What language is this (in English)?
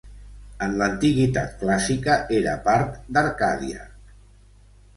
Catalan